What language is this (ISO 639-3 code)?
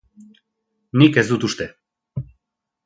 eus